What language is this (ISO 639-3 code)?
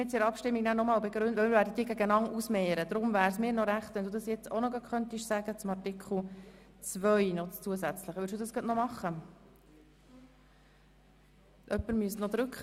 gsw